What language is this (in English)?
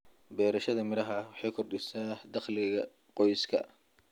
Somali